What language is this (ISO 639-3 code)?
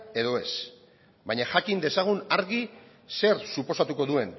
eus